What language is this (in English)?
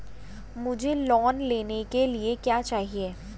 Hindi